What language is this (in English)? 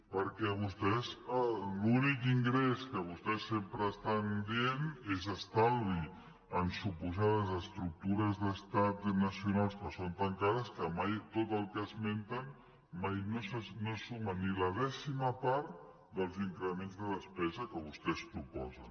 Catalan